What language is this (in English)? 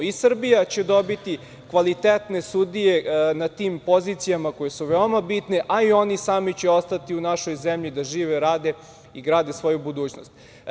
Serbian